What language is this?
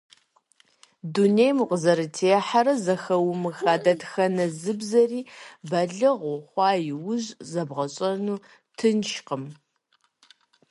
Kabardian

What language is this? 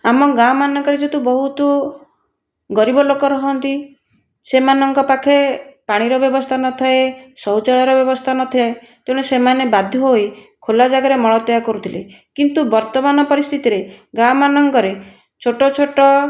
Odia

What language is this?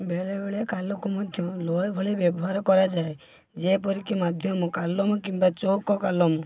Odia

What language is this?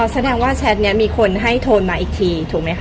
Thai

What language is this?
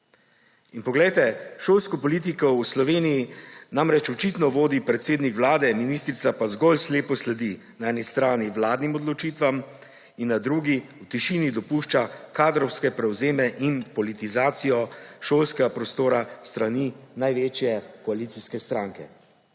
Slovenian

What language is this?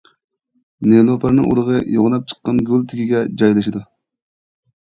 Uyghur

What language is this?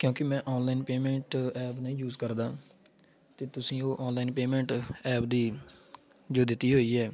Punjabi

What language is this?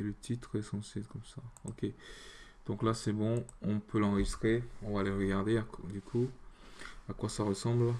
French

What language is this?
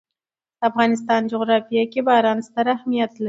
Pashto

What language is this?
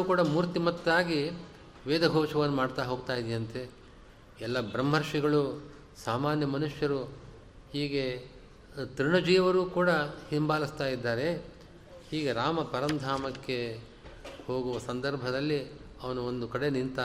Kannada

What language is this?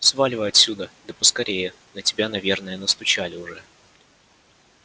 Russian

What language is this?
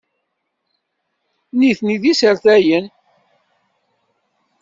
Kabyle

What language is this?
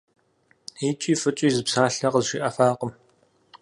Kabardian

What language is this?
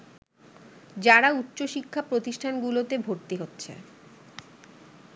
Bangla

